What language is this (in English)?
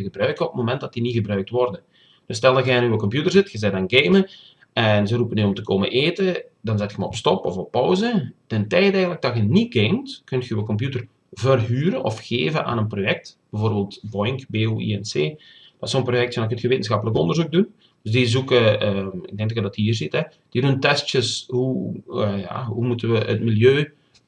Dutch